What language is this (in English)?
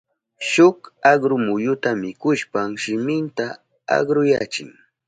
Southern Pastaza Quechua